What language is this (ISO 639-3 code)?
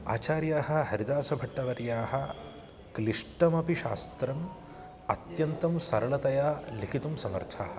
san